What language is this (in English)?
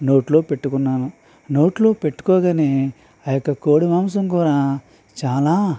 Telugu